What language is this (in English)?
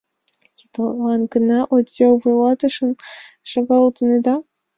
Mari